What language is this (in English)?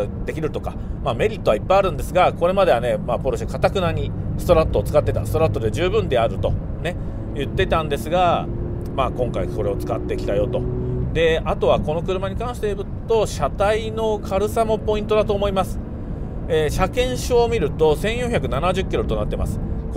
Japanese